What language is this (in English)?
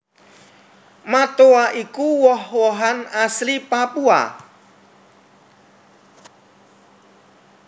Javanese